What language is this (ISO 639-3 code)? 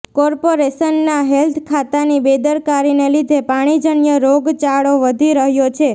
guj